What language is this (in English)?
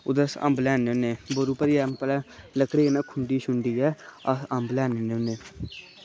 Dogri